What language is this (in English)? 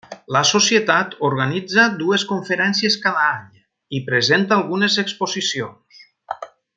Catalan